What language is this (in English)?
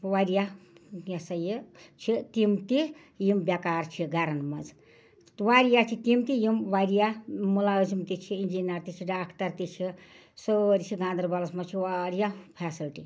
Kashmiri